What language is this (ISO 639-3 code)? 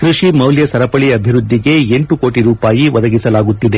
kan